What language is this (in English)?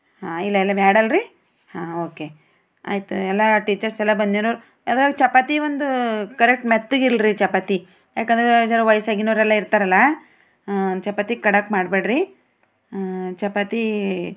Kannada